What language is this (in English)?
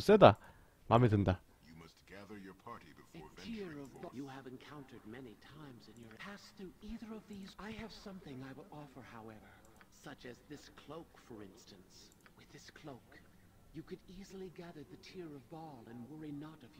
Korean